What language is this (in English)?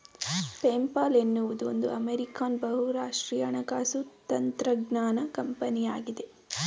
Kannada